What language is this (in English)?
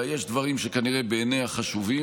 Hebrew